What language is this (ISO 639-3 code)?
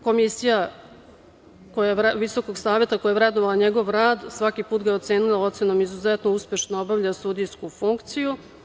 srp